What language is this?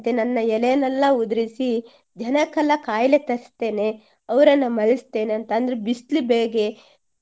Kannada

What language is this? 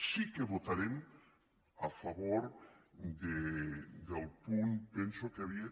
Catalan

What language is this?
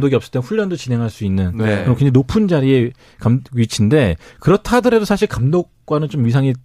Korean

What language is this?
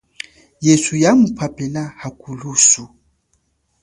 Chokwe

